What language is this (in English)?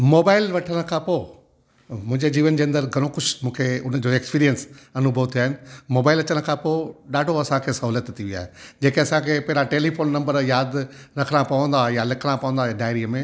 Sindhi